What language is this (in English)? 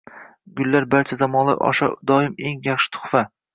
Uzbek